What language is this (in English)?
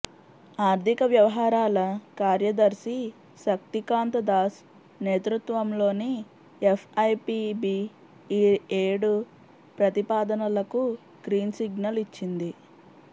Telugu